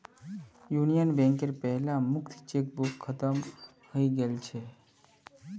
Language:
Magahi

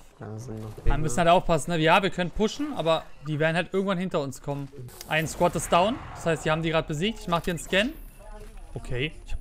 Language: German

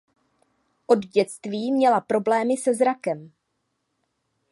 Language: Czech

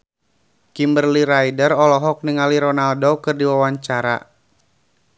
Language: Sundanese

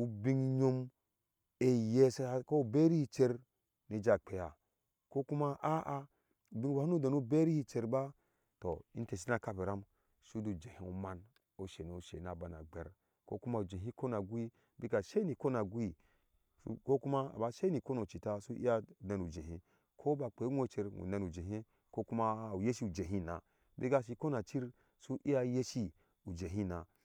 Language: Ashe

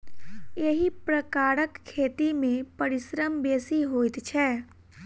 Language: Maithili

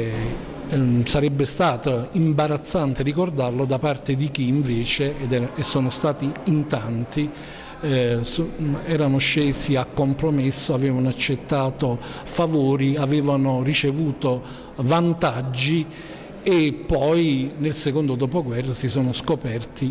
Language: Italian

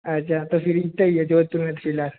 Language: Hindi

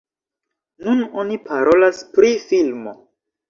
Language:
Esperanto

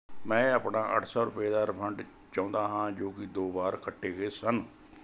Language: Punjabi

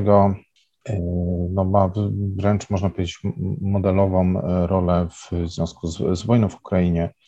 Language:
Polish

